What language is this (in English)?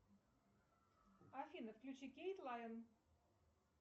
Russian